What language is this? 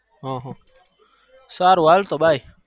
Gujarati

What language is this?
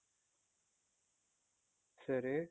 Kannada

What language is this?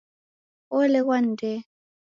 Taita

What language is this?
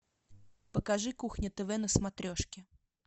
Russian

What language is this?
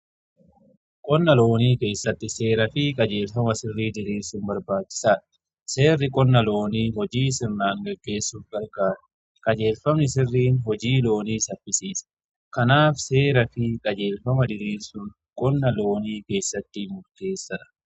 Oromo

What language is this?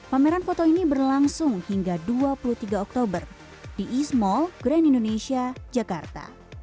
Indonesian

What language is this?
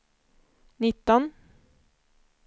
Swedish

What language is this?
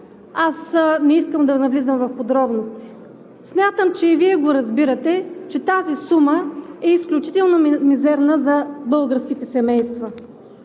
Bulgarian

